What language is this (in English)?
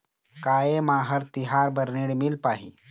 Chhattisgarhi